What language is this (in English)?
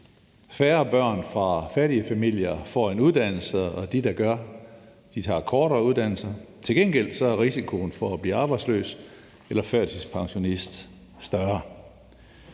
Danish